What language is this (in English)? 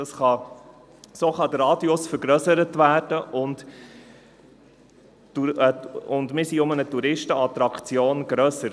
Swiss German